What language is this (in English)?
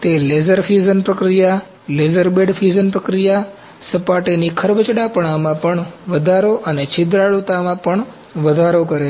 Gujarati